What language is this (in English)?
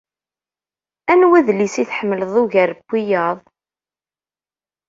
Kabyle